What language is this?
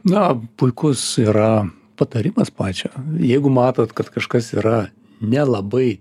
Lithuanian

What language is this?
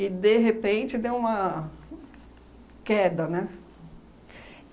Portuguese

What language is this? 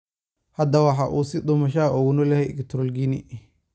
Somali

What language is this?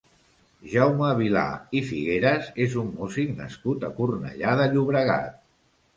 Catalan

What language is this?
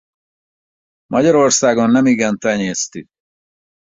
Hungarian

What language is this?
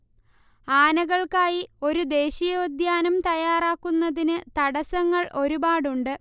Malayalam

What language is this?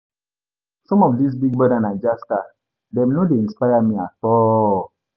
Nigerian Pidgin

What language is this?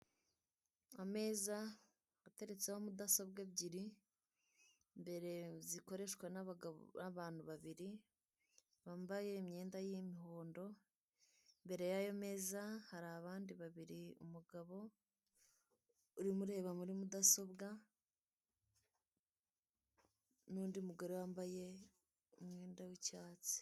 Kinyarwanda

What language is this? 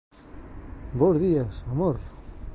Galician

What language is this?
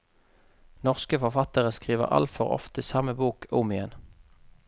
Norwegian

